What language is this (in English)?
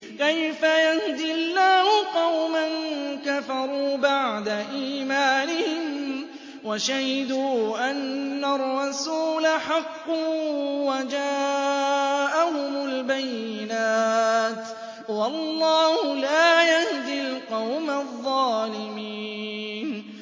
Arabic